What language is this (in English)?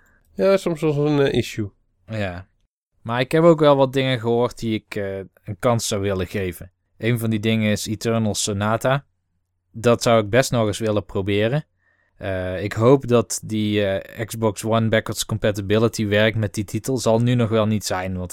Dutch